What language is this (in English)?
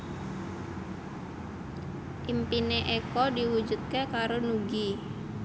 Javanese